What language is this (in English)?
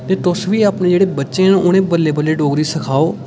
Dogri